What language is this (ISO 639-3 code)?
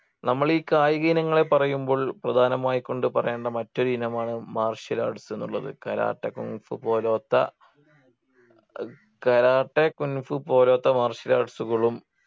mal